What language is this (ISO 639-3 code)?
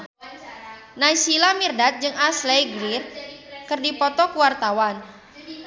sun